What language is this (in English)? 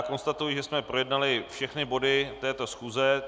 Czech